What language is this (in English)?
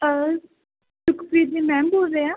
Punjabi